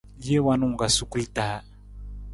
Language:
Nawdm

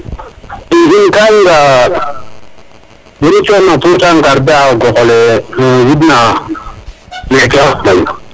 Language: Serer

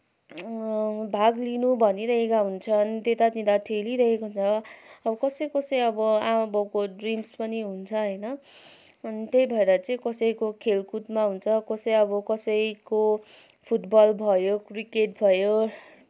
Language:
Nepali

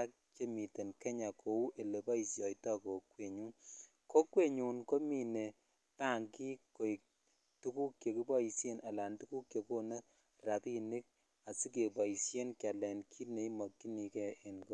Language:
Kalenjin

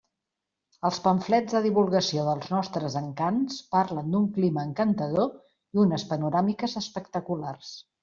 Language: Catalan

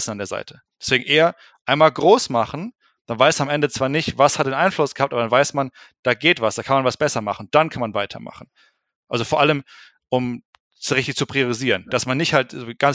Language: German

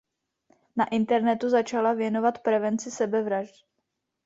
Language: Czech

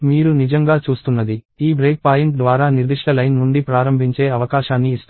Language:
Telugu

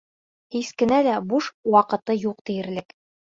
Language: Bashkir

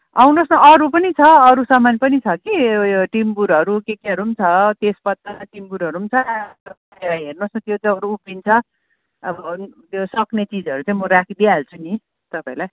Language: Nepali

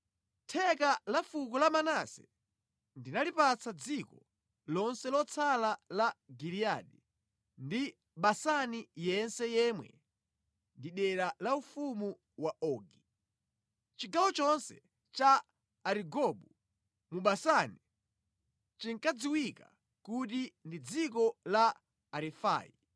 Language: Nyanja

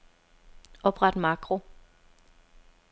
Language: Danish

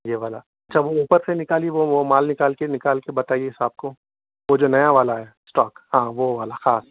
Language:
Urdu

